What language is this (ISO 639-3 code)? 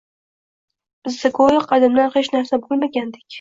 uzb